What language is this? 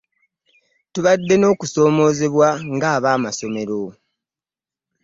Ganda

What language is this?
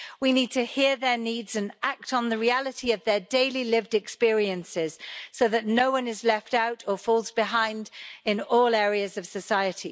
English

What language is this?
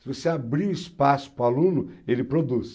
Portuguese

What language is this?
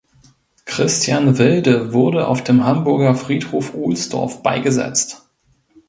German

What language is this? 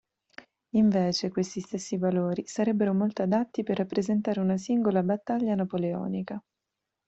Italian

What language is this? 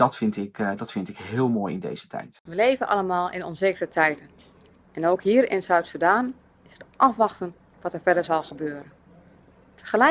Dutch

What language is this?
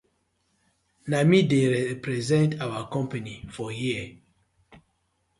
Nigerian Pidgin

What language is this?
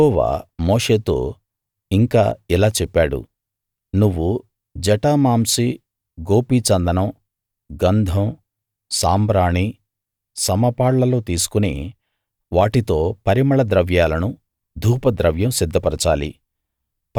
Telugu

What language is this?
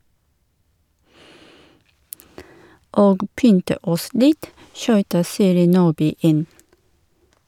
Norwegian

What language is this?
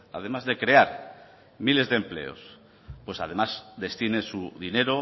Spanish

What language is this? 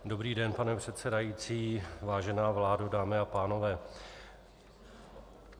Czech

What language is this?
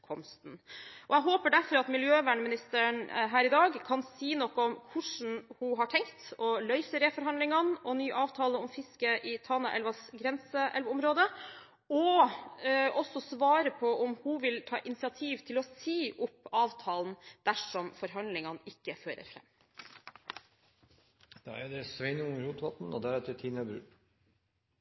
Norwegian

